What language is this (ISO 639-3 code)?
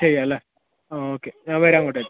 mal